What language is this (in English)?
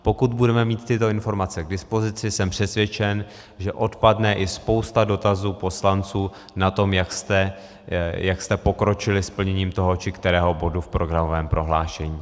Czech